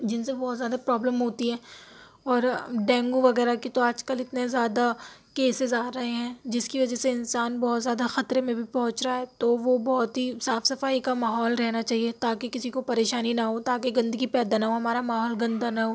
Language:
Urdu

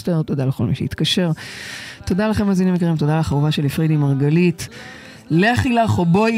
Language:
Hebrew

